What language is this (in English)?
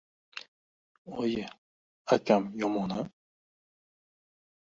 Uzbek